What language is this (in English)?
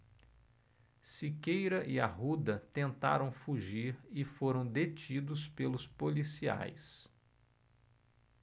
Portuguese